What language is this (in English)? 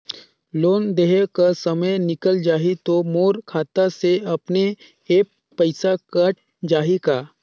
Chhattisgarhi